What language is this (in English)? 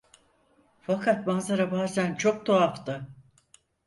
Turkish